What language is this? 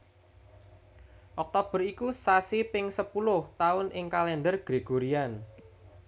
Javanese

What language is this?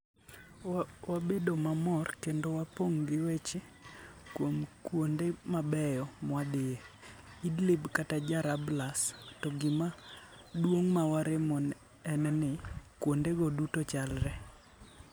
Luo (Kenya and Tanzania)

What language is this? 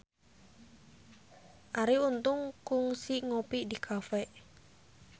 Sundanese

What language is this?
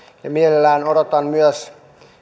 Finnish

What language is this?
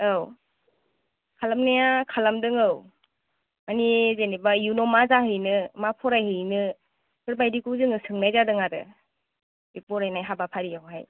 Bodo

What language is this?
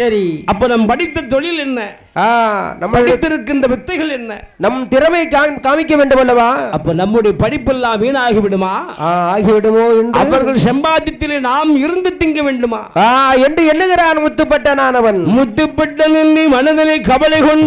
Arabic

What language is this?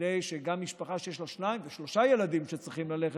Hebrew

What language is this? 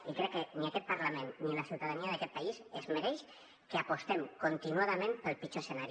Catalan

